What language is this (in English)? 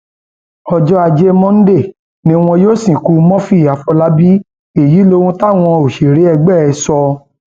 Yoruba